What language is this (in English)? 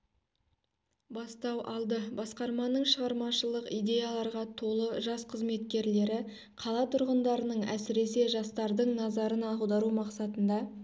Kazakh